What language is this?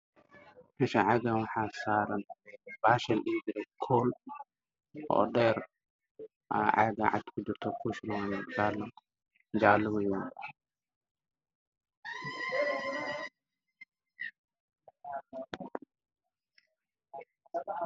Somali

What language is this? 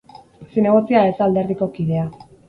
Basque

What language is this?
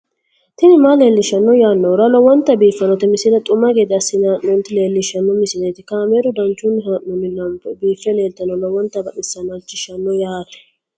Sidamo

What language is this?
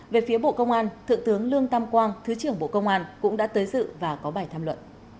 Vietnamese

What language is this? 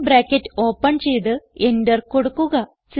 Malayalam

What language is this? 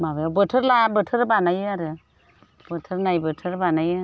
Bodo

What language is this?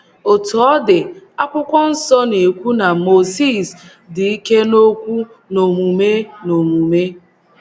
Igbo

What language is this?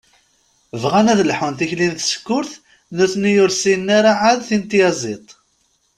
Kabyle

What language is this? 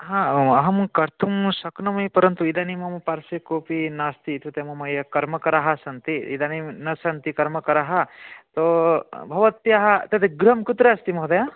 Sanskrit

